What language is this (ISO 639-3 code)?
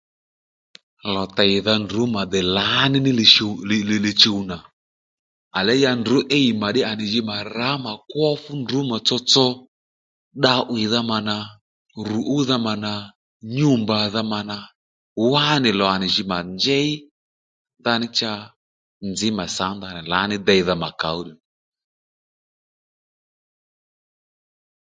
led